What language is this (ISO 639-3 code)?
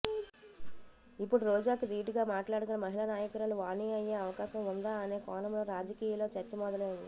tel